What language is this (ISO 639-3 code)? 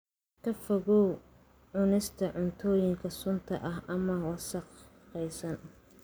som